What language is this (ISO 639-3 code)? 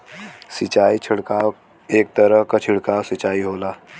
bho